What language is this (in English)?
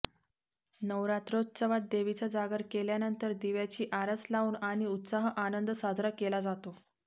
Marathi